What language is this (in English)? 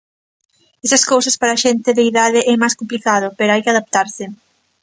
Galician